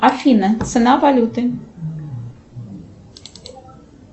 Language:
Russian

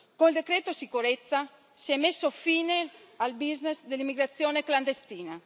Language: Italian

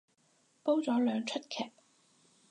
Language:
Cantonese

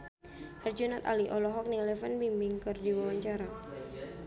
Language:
Sundanese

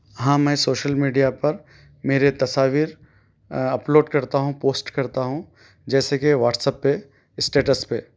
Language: Urdu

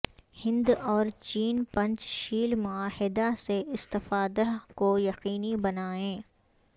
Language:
Urdu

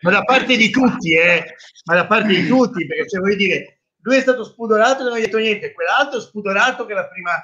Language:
Italian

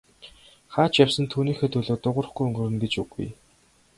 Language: Mongolian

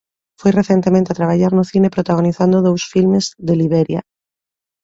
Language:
Galician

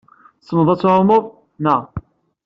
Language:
Kabyle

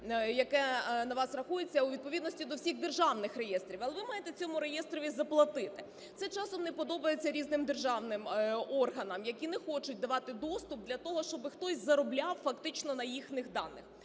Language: Ukrainian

